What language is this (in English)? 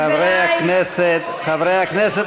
Hebrew